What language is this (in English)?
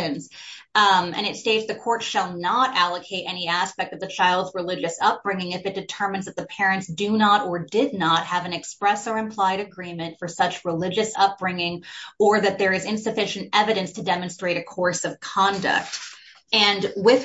English